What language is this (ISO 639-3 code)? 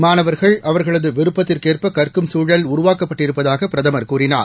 tam